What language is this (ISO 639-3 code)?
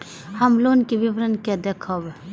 mai